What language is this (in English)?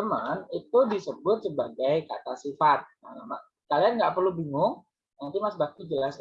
Indonesian